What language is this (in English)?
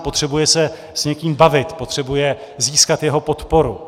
Czech